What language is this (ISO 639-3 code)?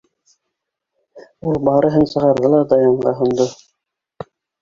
bak